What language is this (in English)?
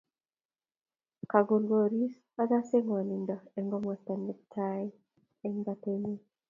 Kalenjin